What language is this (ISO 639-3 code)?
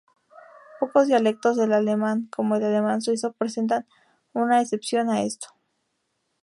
spa